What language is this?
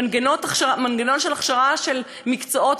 Hebrew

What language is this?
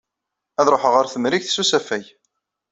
Kabyle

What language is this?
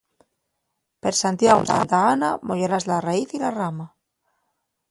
Asturian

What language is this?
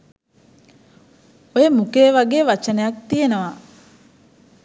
Sinhala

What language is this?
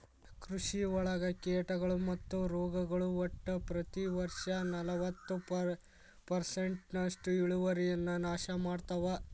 Kannada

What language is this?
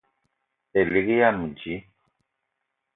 Eton (Cameroon)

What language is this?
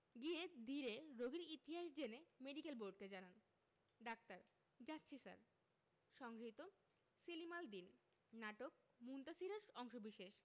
Bangla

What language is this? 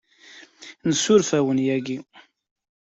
Kabyle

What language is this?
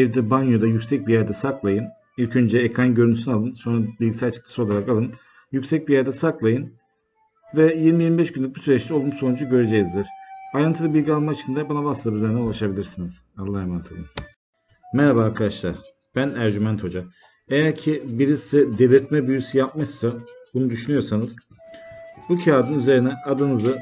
Turkish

